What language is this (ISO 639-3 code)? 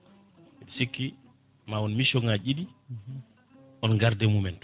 ful